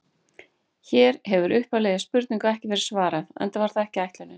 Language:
Icelandic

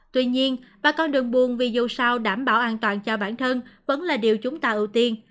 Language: Vietnamese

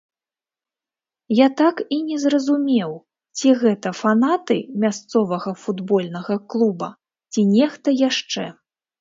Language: Belarusian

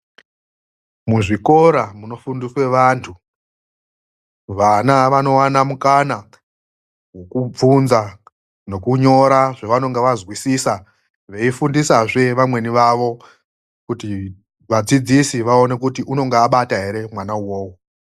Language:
Ndau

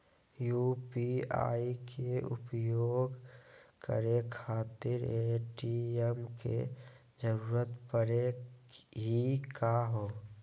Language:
Magahi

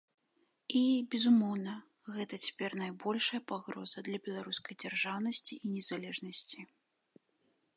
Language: Belarusian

